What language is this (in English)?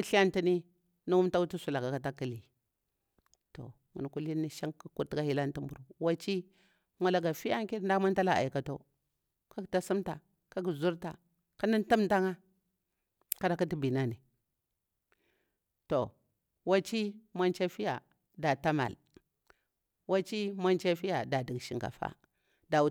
Bura-Pabir